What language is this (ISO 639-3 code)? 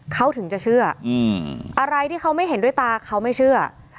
tha